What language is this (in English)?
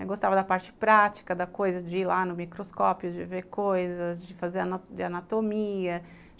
Portuguese